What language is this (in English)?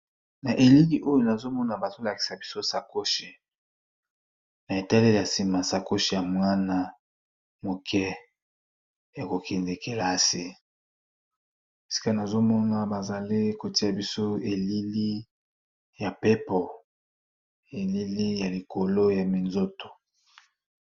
Lingala